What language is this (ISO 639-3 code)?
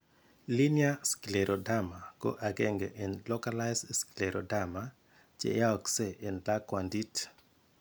kln